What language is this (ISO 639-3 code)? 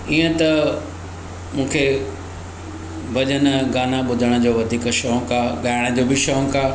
snd